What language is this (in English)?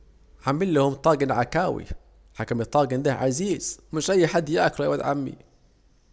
Saidi Arabic